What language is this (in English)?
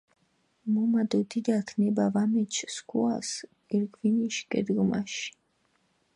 Mingrelian